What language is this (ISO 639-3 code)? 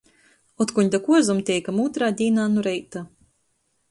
ltg